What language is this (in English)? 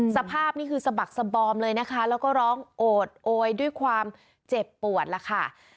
Thai